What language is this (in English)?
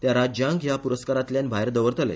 Konkani